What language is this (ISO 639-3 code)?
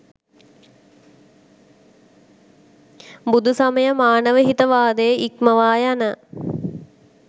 sin